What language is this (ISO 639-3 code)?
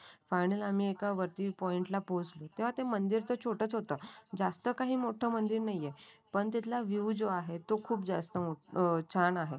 mar